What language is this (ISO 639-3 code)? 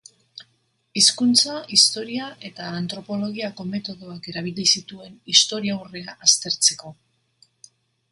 eus